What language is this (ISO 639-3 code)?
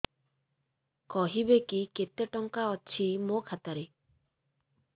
ori